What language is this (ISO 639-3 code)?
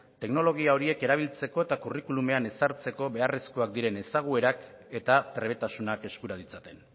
eus